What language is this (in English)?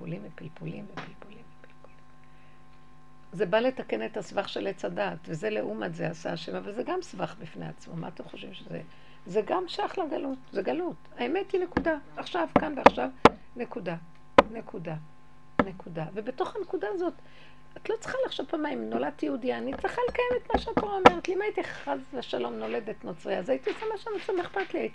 Hebrew